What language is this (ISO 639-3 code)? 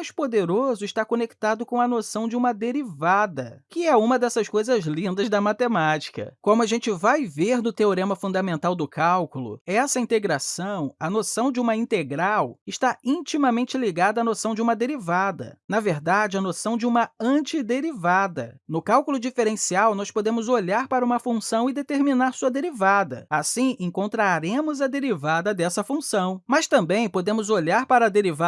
por